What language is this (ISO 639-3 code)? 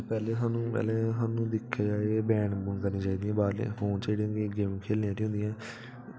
doi